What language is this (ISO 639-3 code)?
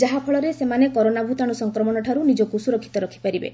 ori